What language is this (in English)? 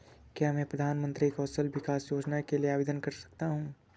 Hindi